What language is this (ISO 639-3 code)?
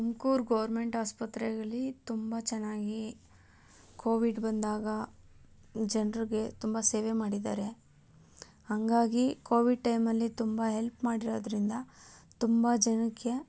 kan